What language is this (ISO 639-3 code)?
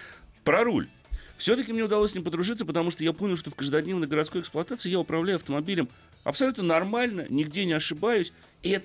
rus